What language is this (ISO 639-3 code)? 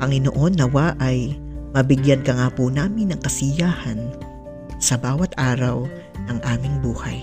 fil